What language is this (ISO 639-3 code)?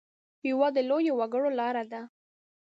pus